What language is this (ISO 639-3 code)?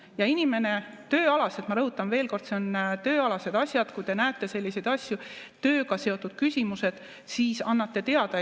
est